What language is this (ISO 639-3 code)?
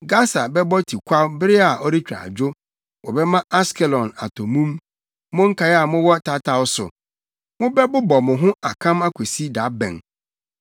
aka